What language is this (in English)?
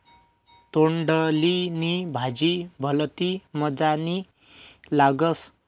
Marathi